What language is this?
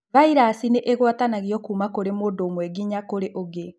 Kikuyu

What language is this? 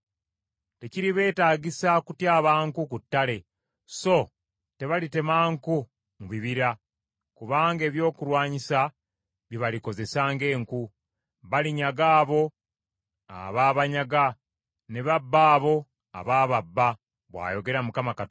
Ganda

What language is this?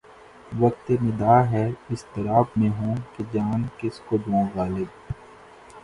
Urdu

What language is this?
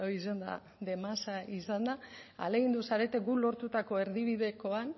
Basque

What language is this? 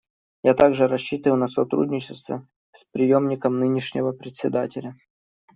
Russian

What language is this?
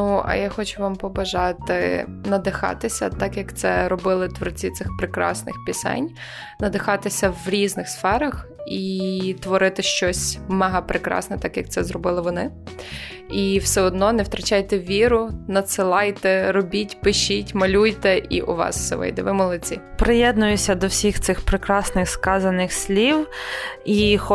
Ukrainian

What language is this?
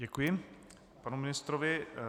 Czech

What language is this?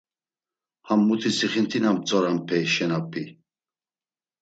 Laz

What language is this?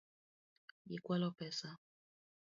Luo (Kenya and Tanzania)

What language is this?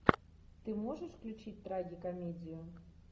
Russian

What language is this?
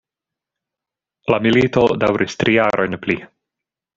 Esperanto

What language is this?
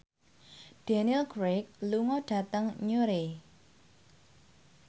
Javanese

